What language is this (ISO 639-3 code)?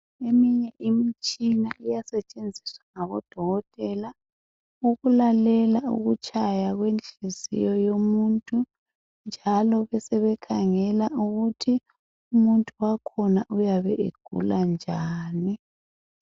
nde